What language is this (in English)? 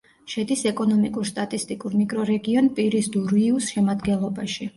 Georgian